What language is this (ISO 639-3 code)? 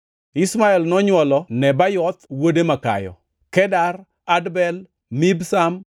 luo